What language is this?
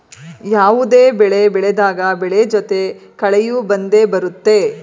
Kannada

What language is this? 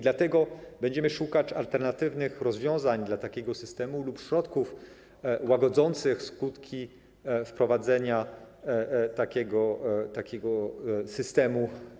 Polish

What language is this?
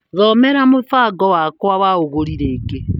Kikuyu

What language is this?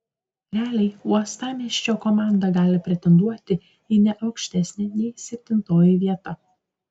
Lithuanian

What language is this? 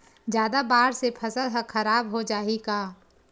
Chhattisgarhi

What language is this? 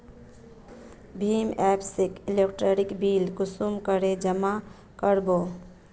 Magahi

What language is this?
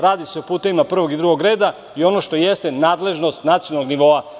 Serbian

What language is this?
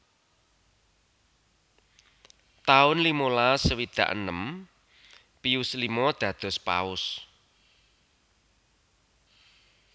Javanese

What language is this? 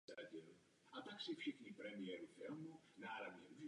Czech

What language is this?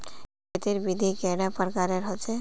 Magahi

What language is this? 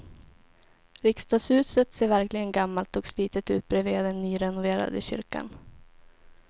Swedish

